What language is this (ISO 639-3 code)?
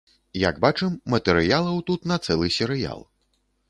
bel